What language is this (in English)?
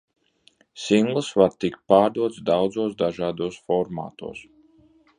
Latvian